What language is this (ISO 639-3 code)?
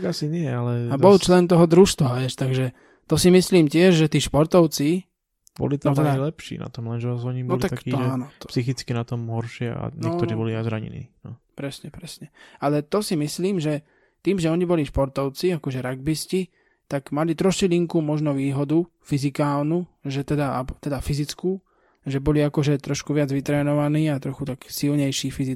slk